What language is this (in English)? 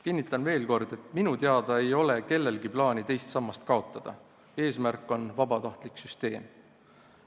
Estonian